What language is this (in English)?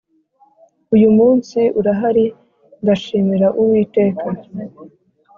Kinyarwanda